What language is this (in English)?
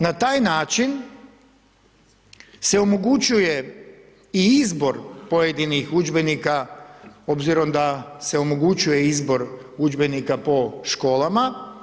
Croatian